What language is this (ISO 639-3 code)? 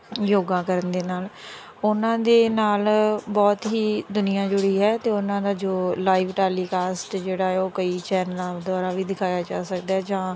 pan